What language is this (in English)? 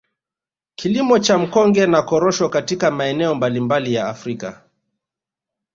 Swahili